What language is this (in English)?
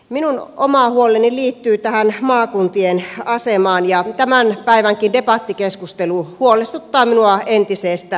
Finnish